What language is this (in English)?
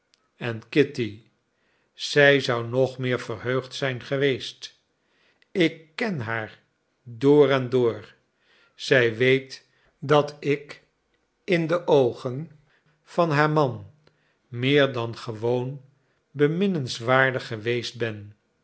Dutch